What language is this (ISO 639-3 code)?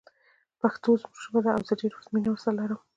pus